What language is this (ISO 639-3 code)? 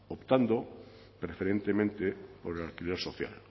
spa